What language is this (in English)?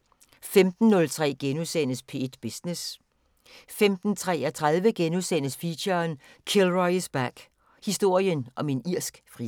Danish